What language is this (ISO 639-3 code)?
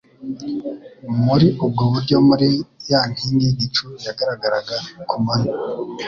kin